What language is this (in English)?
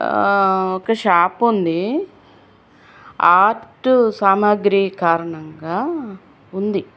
Telugu